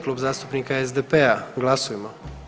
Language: Croatian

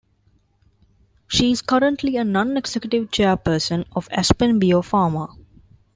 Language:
English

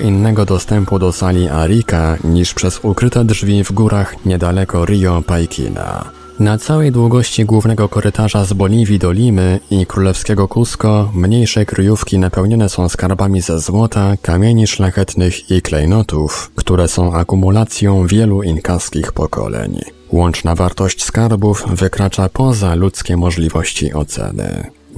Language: Polish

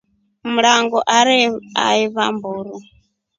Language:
Rombo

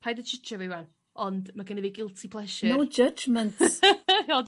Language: Welsh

